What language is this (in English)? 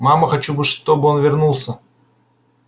Russian